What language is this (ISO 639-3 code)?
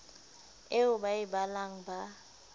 sot